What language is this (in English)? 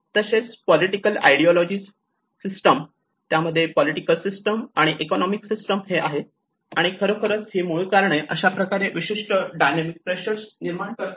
Marathi